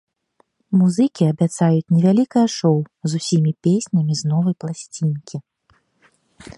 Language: Belarusian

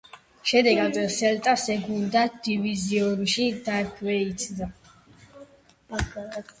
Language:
Georgian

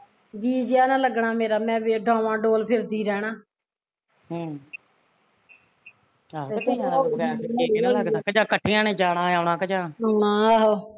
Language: Punjabi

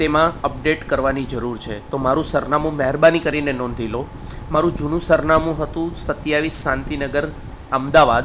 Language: Gujarati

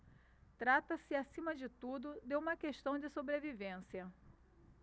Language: Portuguese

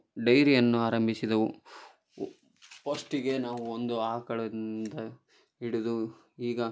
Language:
Kannada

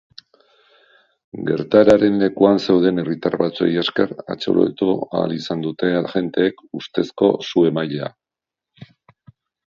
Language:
Basque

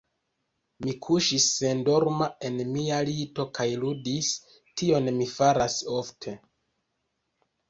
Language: Esperanto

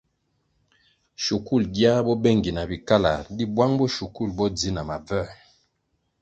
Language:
Kwasio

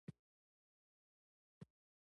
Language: Pashto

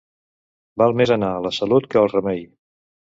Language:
Catalan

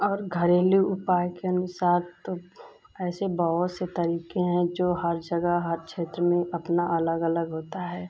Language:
Hindi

